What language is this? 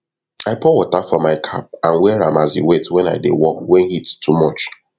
Nigerian Pidgin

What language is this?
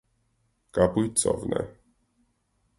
Armenian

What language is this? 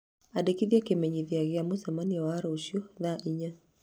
Kikuyu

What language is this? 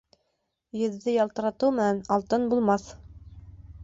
Bashkir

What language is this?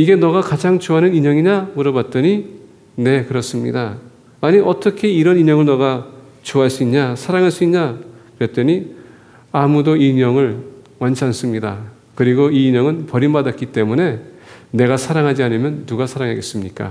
Korean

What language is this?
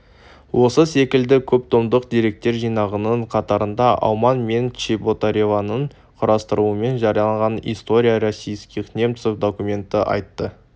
Kazakh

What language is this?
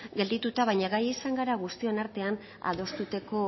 Basque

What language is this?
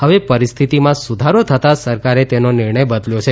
Gujarati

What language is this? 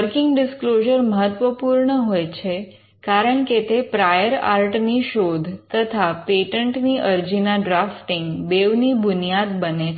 Gujarati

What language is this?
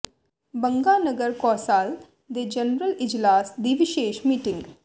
Punjabi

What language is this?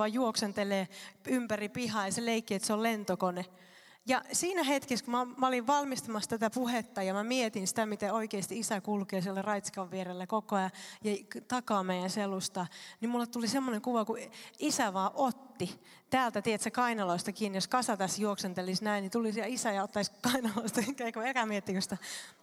Finnish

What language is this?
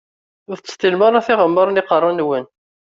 Kabyle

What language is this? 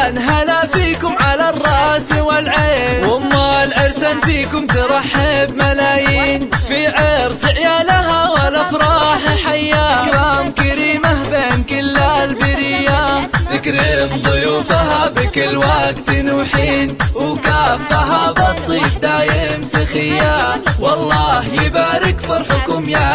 Arabic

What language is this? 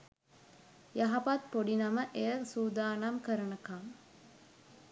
Sinhala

